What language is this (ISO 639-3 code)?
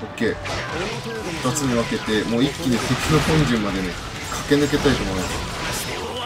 jpn